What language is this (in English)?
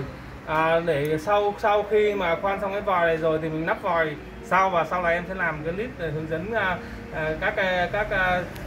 Vietnamese